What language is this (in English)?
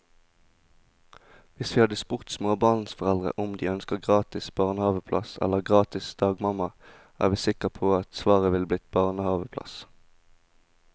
Norwegian